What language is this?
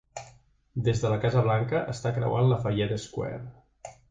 Catalan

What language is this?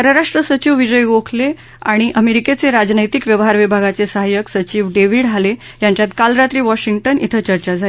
Marathi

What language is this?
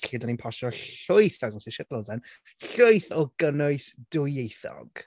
Welsh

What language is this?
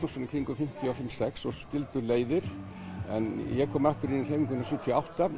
Icelandic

